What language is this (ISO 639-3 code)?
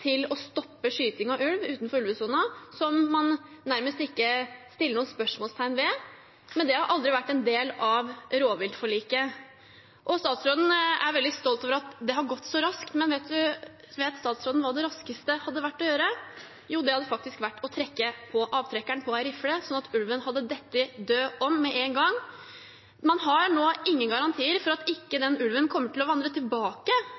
nob